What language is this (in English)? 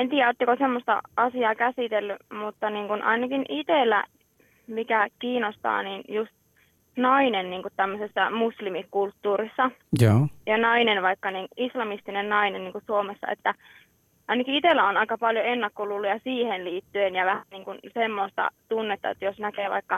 Finnish